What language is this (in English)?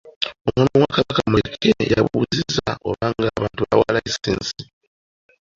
Ganda